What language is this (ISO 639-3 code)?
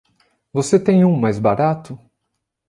por